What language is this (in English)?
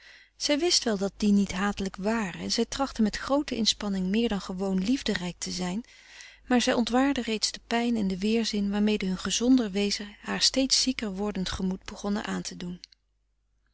Dutch